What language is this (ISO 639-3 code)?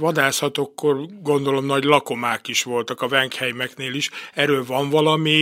hun